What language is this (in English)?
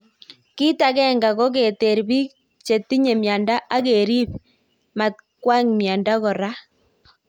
Kalenjin